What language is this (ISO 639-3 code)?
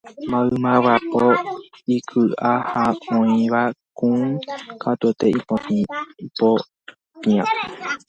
grn